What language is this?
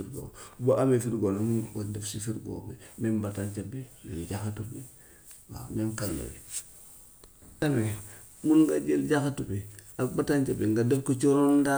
Gambian Wolof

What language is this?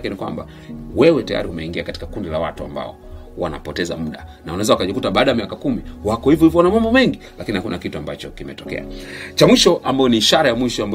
Swahili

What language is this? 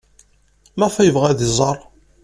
Kabyle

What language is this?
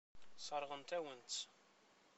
Kabyle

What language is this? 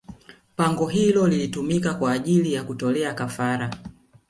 Swahili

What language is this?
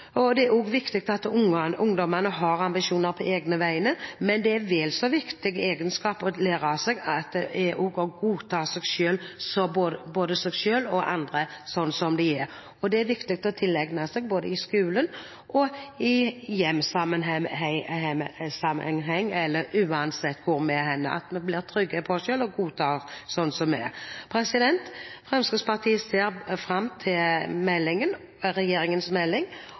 Norwegian Bokmål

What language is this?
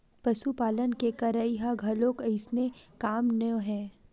Chhattisgarhi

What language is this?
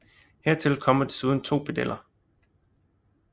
Danish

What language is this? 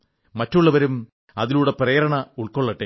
Malayalam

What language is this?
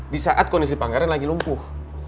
Indonesian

